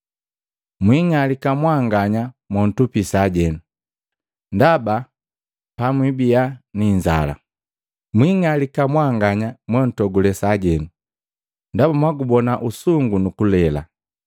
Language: Matengo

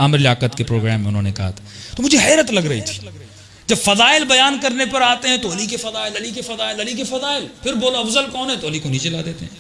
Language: Urdu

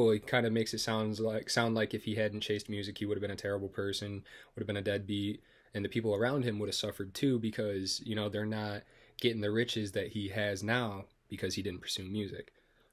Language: English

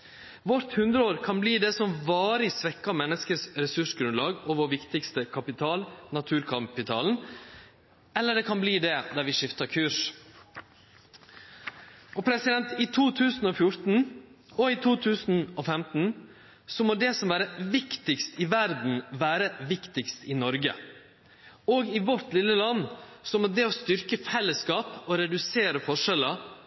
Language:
Norwegian Nynorsk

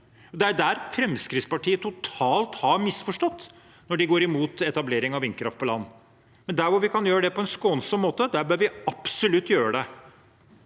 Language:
Norwegian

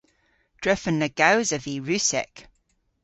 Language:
Cornish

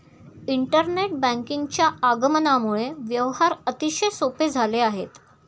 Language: Marathi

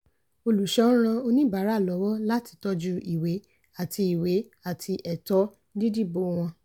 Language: Yoruba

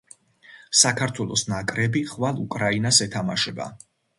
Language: Georgian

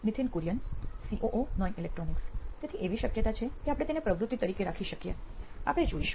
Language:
Gujarati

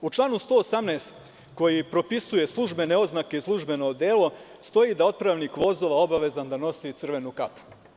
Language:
Serbian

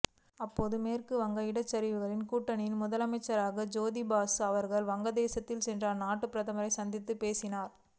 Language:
Tamil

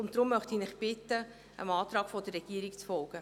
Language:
Swiss German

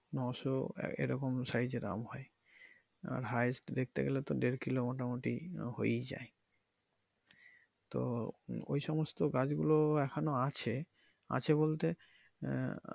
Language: Bangla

